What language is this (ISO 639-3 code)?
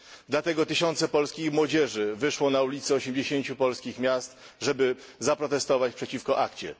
pol